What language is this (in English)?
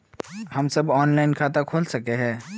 Magahi